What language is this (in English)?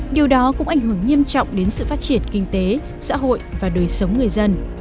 Vietnamese